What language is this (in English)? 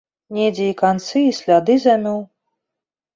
Belarusian